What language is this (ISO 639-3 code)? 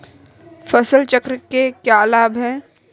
hin